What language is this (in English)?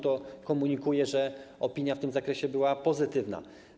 Polish